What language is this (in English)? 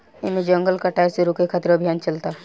Bhojpuri